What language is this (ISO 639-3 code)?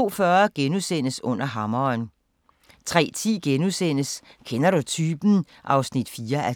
dan